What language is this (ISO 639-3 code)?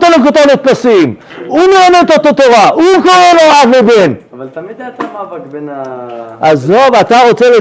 heb